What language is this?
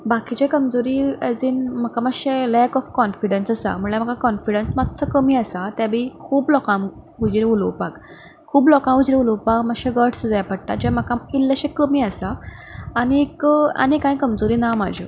Konkani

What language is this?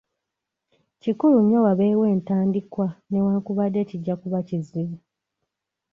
Ganda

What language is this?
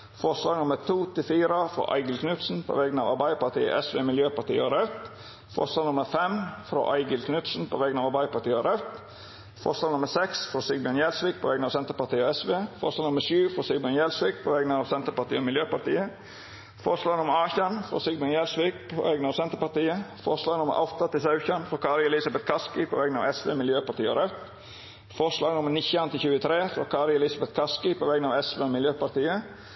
Norwegian Nynorsk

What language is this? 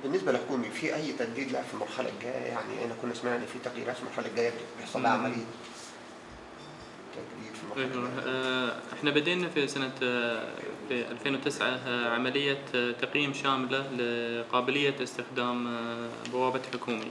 Arabic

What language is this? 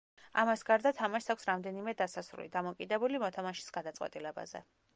Georgian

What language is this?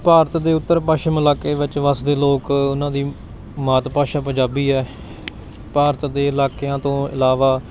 Punjabi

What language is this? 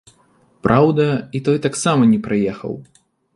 Belarusian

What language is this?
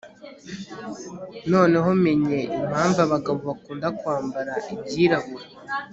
Kinyarwanda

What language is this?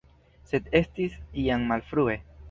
Esperanto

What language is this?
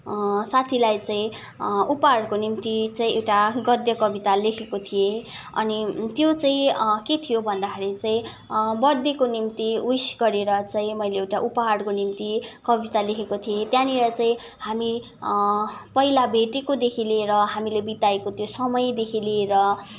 Nepali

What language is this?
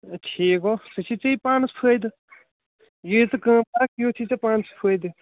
Kashmiri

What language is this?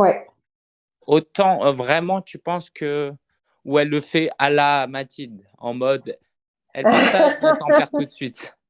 French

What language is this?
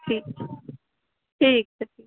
Maithili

